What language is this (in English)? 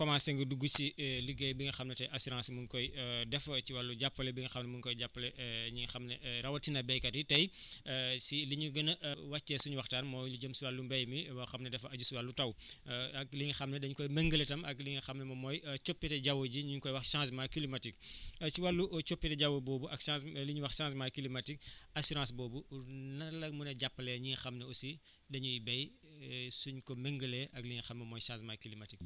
Wolof